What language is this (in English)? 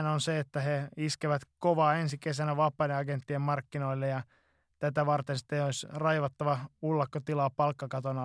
Finnish